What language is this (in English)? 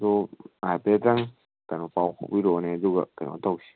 Manipuri